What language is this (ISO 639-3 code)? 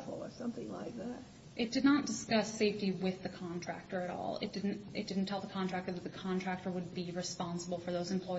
eng